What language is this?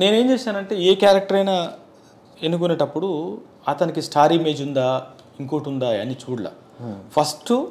Hindi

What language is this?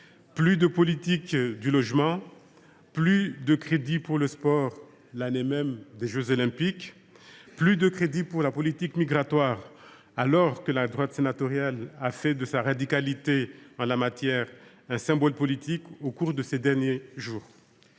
French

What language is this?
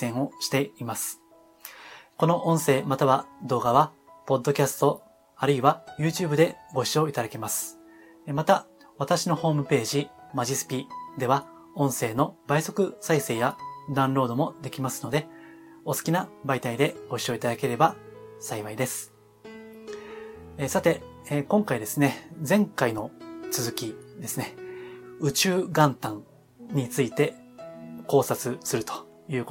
Japanese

